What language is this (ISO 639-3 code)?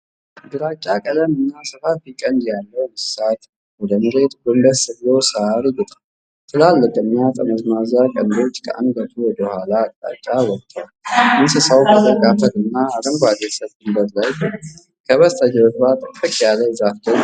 amh